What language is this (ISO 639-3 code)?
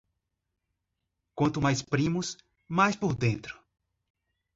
por